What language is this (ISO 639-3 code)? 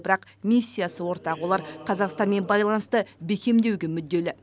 kaz